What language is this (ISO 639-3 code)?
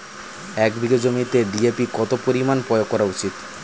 ben